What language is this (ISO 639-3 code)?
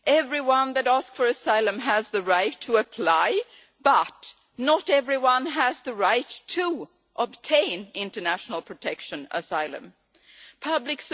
eng